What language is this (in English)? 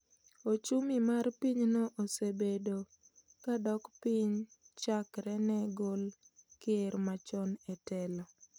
Luo (Kenya and Tanzania)